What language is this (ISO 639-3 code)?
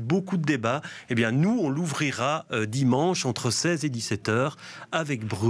fra